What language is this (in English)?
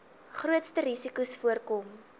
Afrikaans